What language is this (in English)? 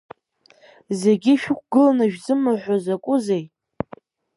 Abkhazian